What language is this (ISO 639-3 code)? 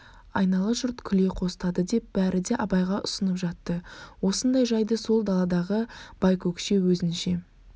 kaz